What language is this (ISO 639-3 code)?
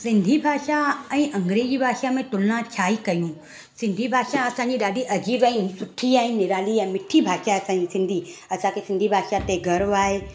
snd